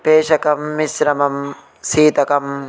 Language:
Sanskrit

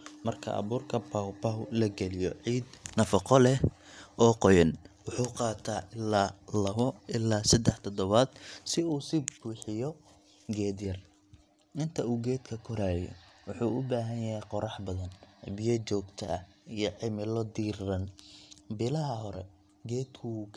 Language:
Somali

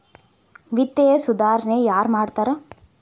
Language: Kannada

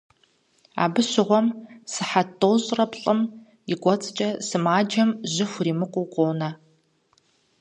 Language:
Kabardian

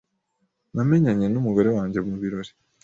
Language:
Kinyarwanda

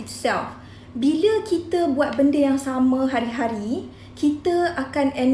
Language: Malay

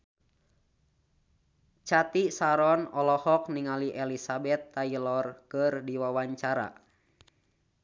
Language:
Sundanese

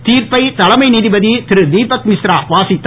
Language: Tamil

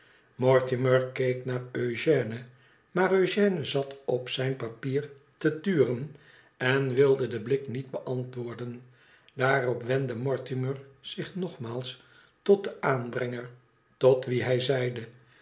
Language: Dutch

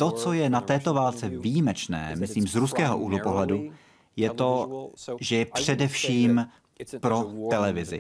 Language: Czech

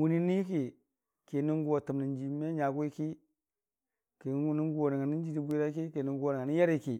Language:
Dijim-Bwilim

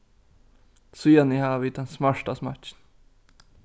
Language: Faroese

